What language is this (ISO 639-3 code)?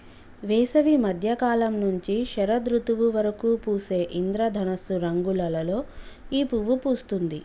tel